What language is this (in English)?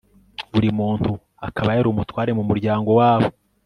Kinyarwanda